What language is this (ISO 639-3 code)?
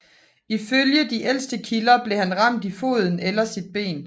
dan